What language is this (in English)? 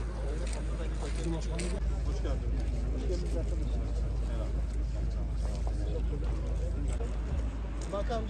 Turkish